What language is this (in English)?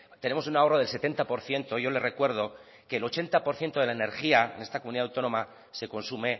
Spanish